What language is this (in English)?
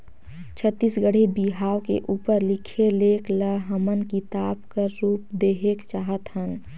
Chhattisgarhi